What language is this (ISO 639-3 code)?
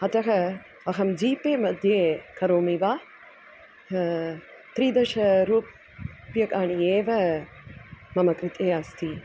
san